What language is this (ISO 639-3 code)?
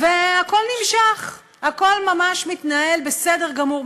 heb